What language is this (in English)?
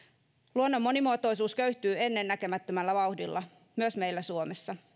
Finnish